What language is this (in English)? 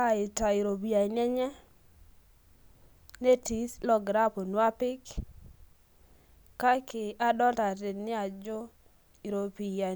Masai